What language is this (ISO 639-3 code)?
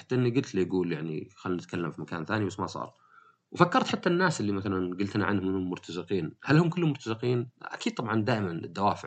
ara